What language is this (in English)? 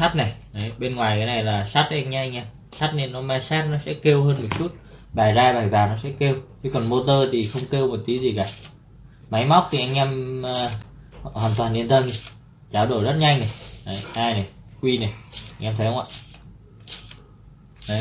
Vietnamese